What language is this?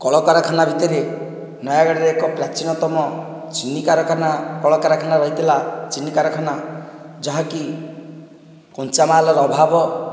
Odia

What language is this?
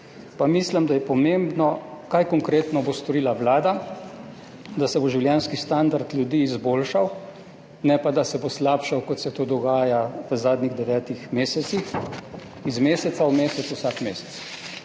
Slovenian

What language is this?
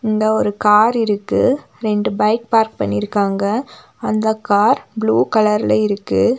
Tamil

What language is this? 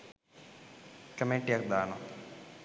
Sinhala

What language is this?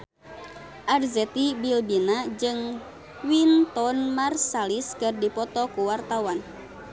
Sundanese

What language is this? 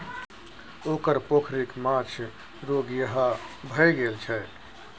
Maithili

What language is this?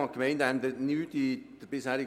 Swiss German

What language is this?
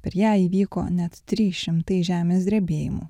Lithuanian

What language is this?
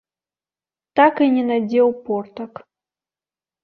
Belarusian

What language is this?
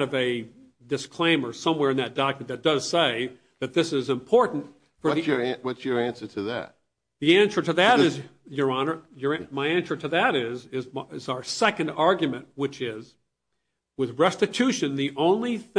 English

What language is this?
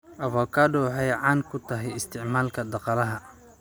Somali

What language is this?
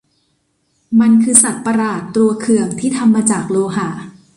Thai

